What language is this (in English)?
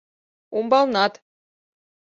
Mari